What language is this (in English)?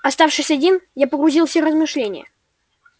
Russian